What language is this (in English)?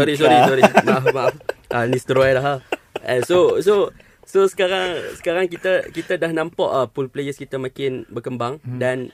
Malay